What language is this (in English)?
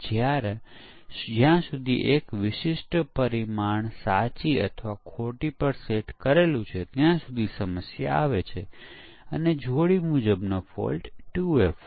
Gujarati